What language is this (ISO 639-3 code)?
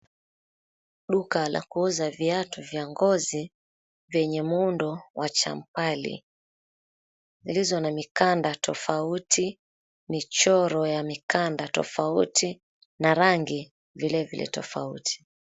swa